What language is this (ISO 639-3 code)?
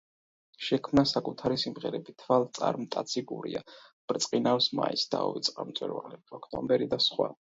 kat